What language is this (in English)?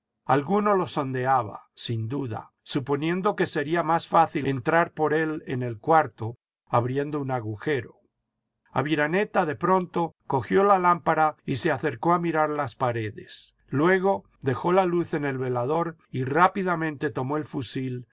Spanish